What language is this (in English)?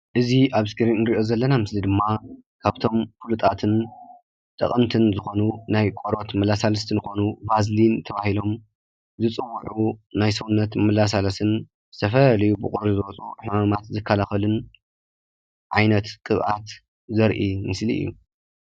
Tigrinya